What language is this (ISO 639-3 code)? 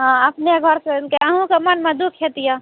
mai